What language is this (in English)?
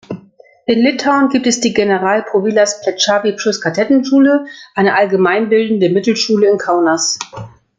German